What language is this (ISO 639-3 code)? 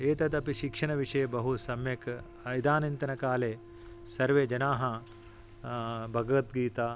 san